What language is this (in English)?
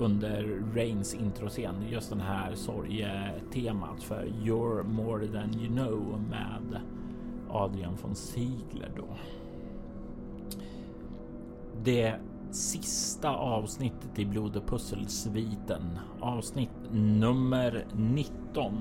Swedish